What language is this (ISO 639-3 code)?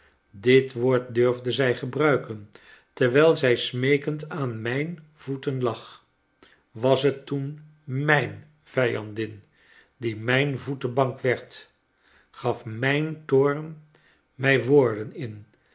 nld